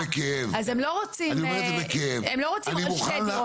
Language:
Hebrew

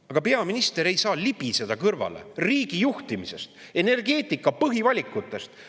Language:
Estonian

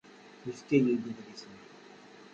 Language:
Kabyle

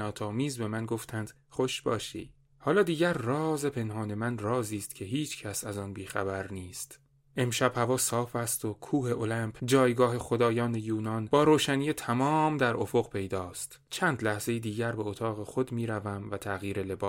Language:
Persian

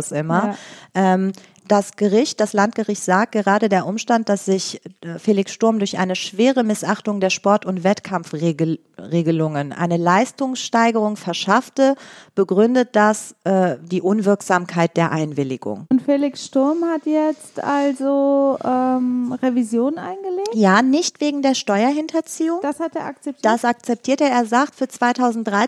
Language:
German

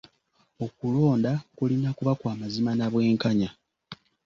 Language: Ganda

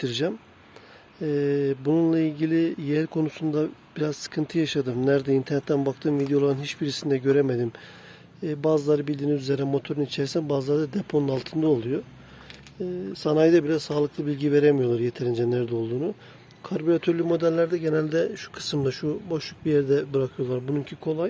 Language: Turkish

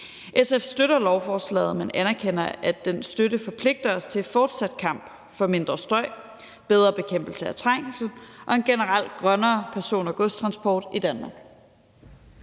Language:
Danish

